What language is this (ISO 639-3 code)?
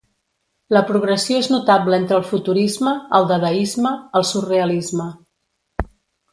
cat